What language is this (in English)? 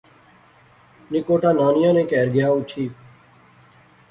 Pahari-Potwari